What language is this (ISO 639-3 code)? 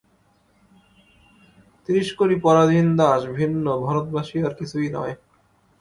ben